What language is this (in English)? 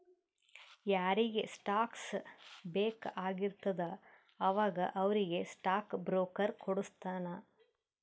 Kannada